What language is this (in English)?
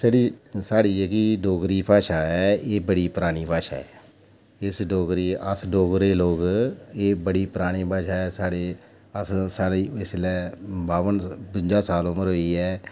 Dogri